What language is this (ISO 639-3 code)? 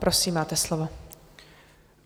ces